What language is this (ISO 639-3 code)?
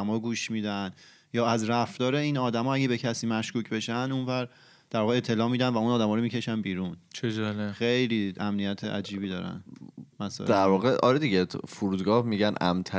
fas